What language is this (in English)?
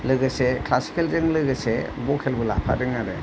Bodo